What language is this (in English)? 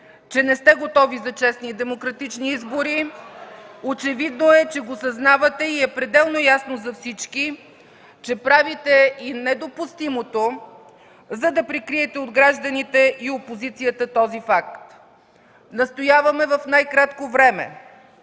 Bulgarian